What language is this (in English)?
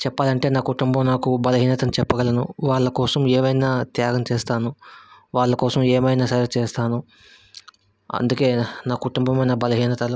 Telugu